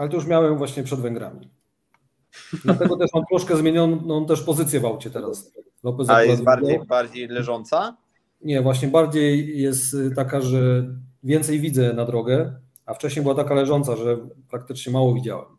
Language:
Polish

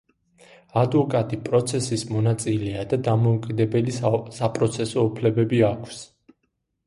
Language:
Georgian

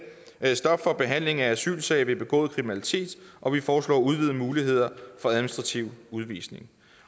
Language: Danish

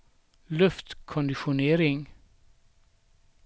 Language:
Swedish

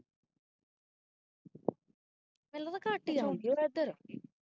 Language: Punjabi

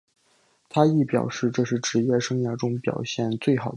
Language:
Chinese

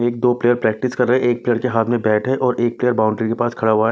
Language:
Hindi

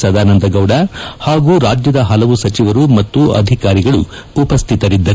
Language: Kannada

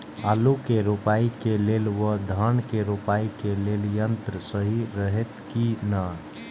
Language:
Maithili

